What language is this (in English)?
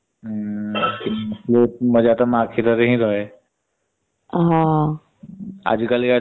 Odia